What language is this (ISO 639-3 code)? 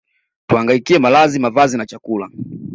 swa